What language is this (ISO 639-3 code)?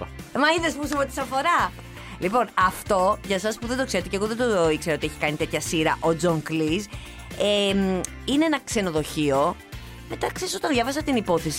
ell